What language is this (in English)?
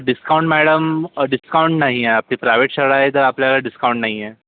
Marathi